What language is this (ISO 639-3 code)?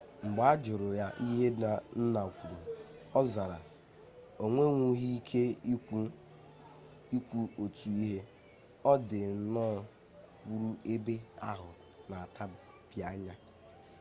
ibo